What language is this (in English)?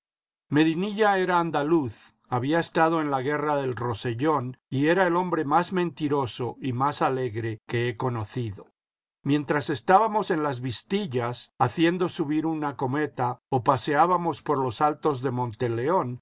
Spanish